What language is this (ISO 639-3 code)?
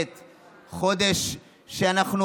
heb